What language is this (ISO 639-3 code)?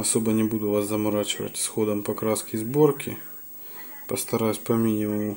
rus